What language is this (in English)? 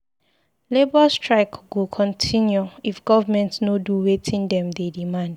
Nigerian Pidgin